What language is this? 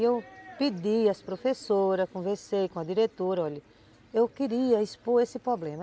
Portuguese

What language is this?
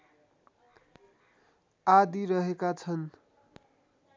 Nepali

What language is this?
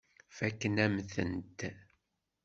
Kabyle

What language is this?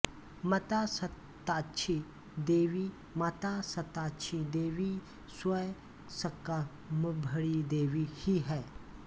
Hindi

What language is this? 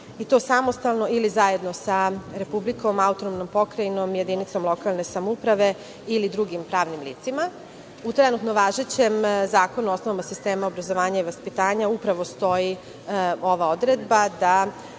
Serbian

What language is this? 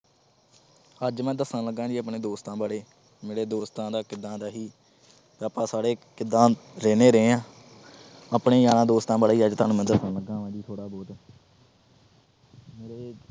Punjabi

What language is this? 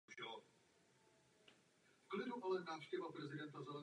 Czech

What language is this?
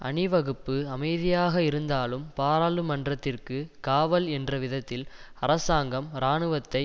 Tamil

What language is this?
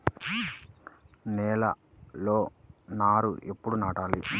Telugu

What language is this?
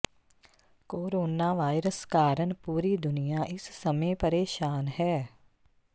Punjabi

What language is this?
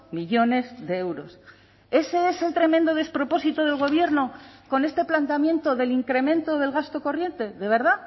Spanish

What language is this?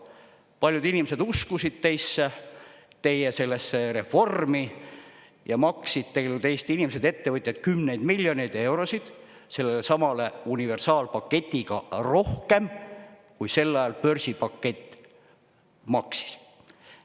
Estonian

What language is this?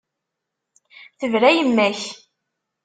Kabyle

